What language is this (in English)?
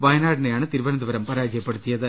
Malayalam